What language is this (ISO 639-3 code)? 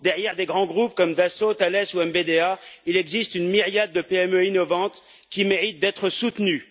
fra